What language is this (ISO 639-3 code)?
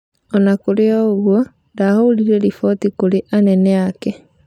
kik